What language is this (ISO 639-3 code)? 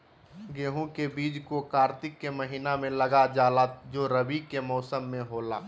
mag